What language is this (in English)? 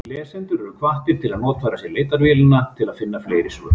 Icelandic